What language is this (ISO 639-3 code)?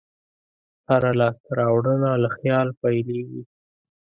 pus